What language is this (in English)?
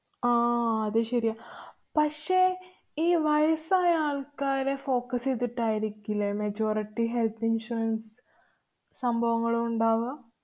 Malayalam